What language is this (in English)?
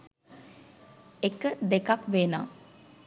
Sinhala